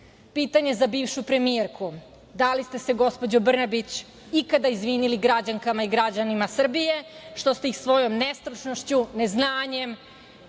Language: Serbian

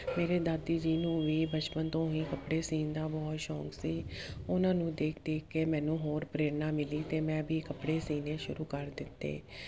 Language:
Punjabi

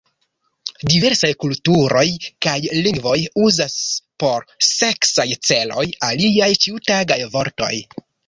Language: Esperanto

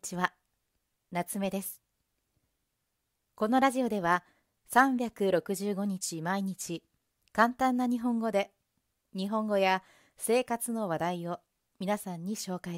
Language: Japanese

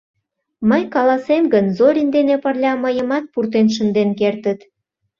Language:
Mari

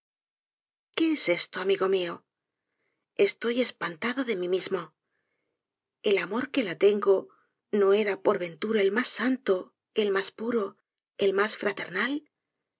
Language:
Spanish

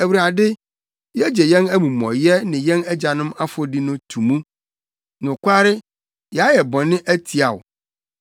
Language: Akan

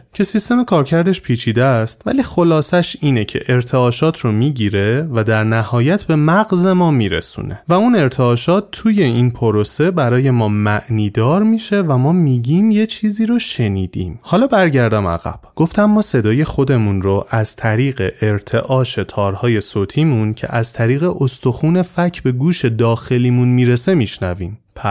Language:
Persian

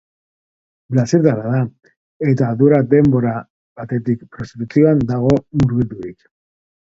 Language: Basque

